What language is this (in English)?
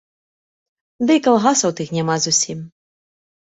Belarusian